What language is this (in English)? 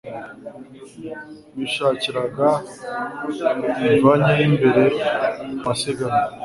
Kinyarwanda